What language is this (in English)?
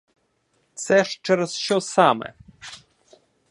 Ukrainian